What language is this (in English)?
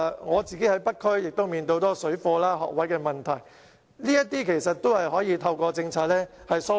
Cantonese